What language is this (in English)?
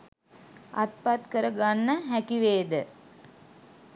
Sinhala